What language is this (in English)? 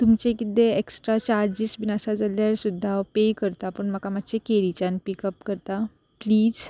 Konkani